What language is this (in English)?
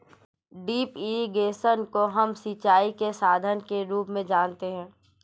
Hindi